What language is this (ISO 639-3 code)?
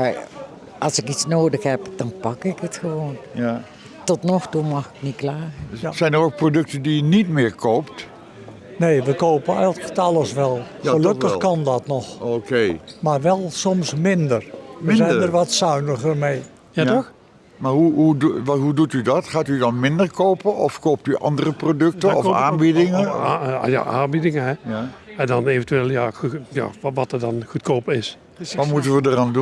nld